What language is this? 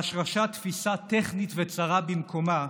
Hebrew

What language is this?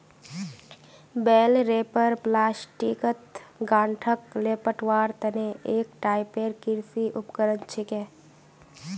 Magahi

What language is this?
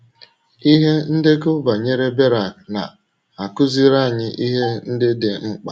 Igbo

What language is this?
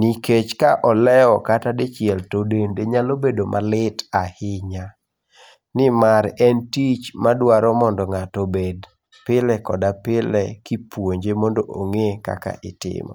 Luo (Kenya and Tanzania)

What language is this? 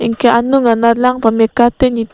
Karbi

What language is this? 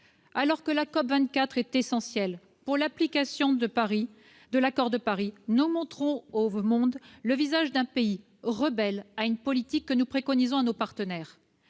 French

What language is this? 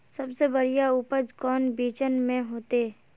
Magahi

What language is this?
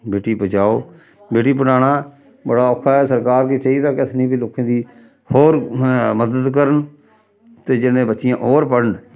Dogri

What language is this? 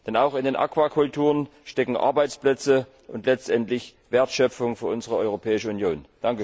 German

